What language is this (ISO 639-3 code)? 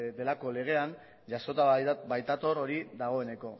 eus